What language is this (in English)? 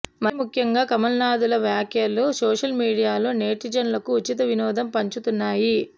Telugu